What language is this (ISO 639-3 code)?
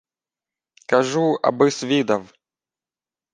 ukr